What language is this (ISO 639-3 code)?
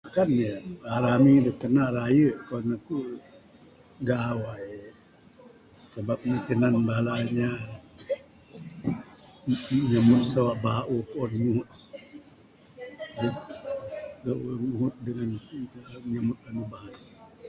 sdo